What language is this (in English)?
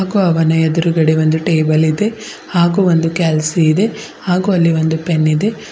Kannada